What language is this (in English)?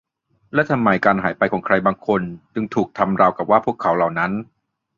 Thai